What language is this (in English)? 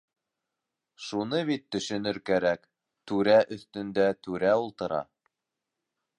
Bashkir